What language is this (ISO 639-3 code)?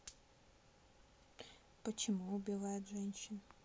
rus